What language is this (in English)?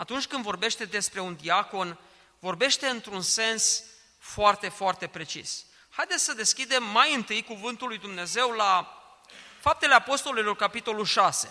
Romanian